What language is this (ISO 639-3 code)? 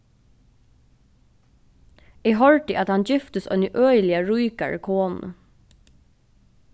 fao